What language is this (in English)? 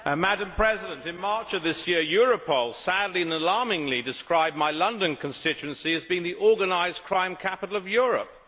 English